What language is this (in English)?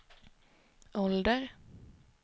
Swedish